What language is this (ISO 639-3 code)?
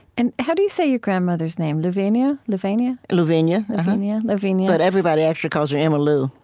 eng